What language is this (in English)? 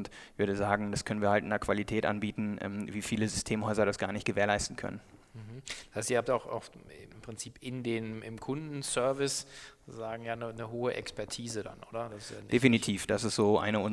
German